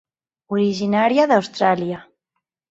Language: Catalan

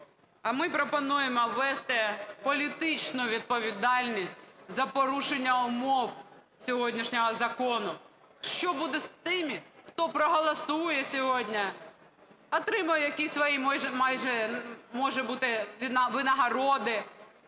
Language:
Ukrainian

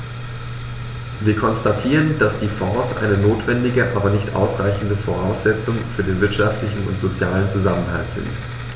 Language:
German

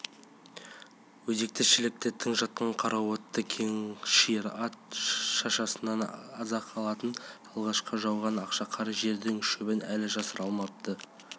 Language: Kazakh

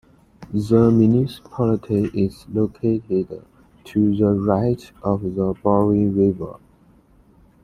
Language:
English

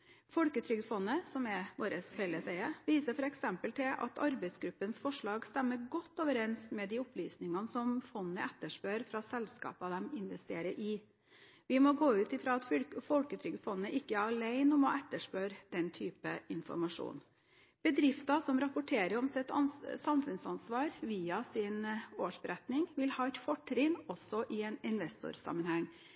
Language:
Norwegian Bokmål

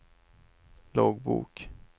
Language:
Swedish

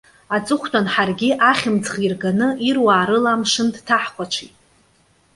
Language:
Abkhazian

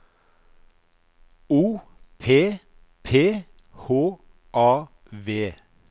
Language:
Norwegian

